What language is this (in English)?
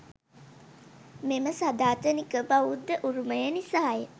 Sinhala